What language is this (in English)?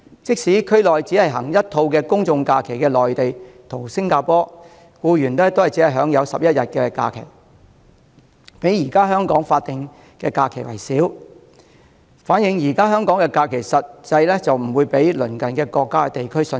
Cantonese